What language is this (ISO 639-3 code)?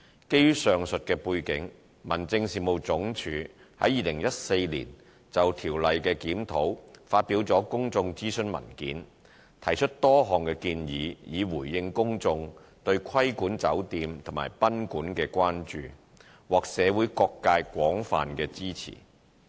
yue